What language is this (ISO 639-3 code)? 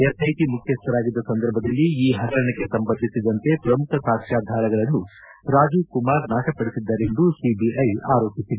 kan